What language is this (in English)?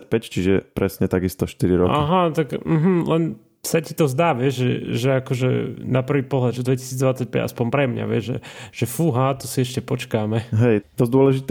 Slovak